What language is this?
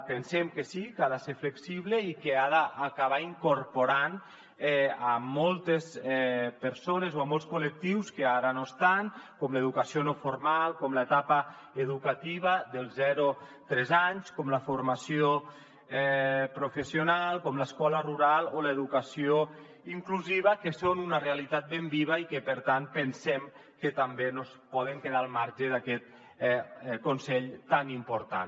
Catalan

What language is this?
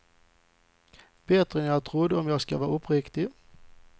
Swedish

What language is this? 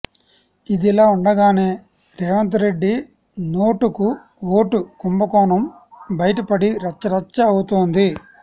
Telugu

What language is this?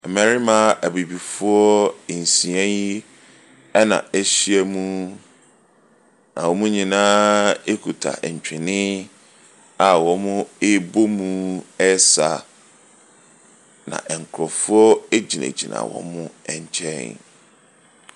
Akan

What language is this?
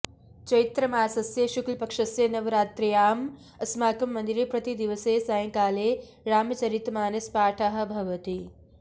Sanskrit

